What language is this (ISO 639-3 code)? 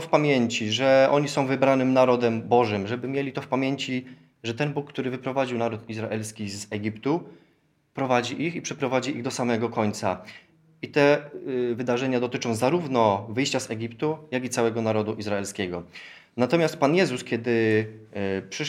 pol